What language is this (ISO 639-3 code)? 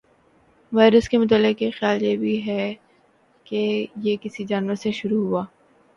urd